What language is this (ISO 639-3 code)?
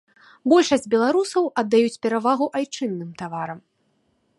bel